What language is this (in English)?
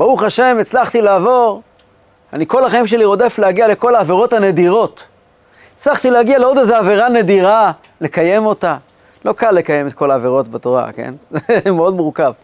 Hebrew